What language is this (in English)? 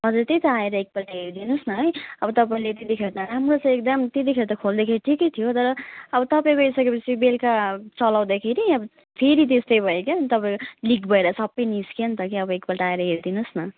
Nepali